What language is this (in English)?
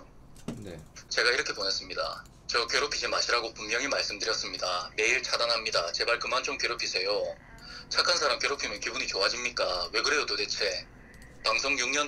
Korean